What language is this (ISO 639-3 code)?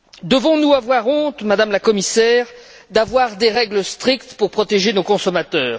fra